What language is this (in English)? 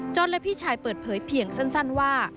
Thai